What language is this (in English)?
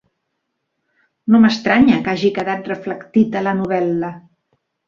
Catalan